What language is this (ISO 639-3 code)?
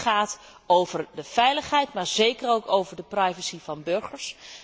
nld